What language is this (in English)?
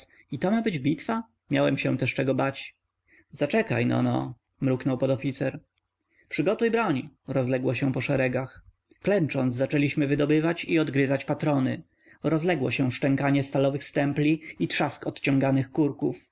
Polish